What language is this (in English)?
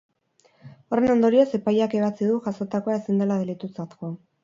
Basque